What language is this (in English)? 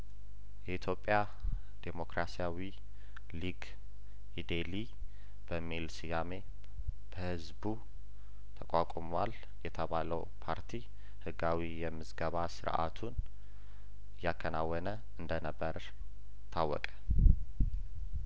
Amharic